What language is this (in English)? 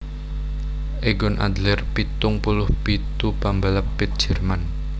Javanese